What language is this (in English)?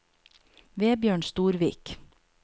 Norwegian